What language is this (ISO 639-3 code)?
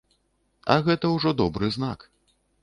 bel